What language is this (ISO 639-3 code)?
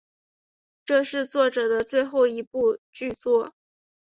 zho